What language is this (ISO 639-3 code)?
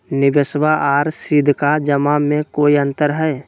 mag